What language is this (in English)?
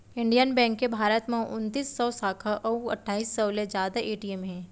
Chhattisgarhi